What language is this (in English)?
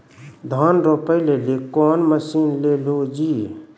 Maithili